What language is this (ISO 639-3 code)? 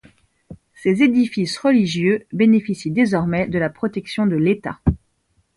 fra